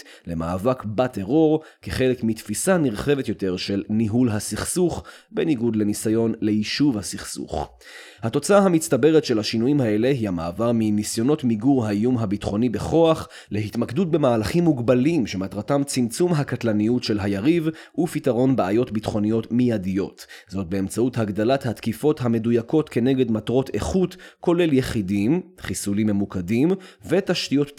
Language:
Hebrew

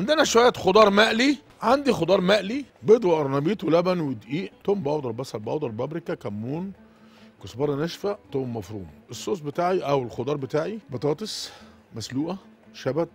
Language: Arabic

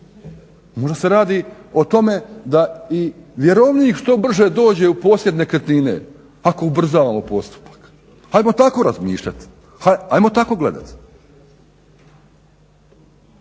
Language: Croatian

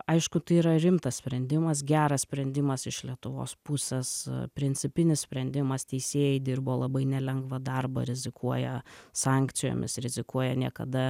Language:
Lithuanian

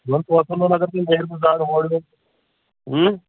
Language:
Kashmiri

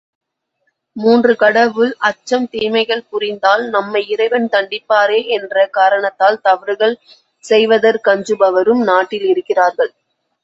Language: Tamil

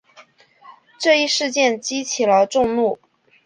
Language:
Chinese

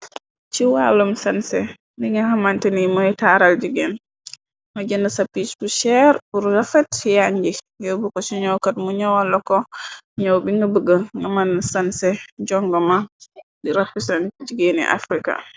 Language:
Wolof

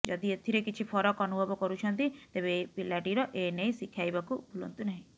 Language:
Odia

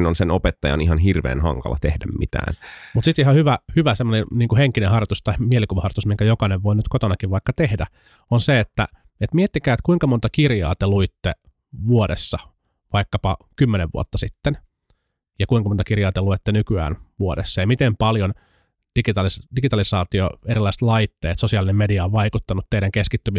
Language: Finnish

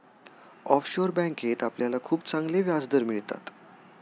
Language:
Marathi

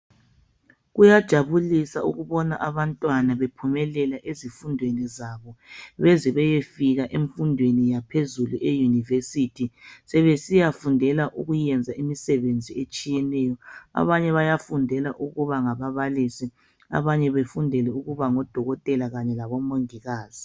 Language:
North Ndebele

